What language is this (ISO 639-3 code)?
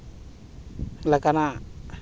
sat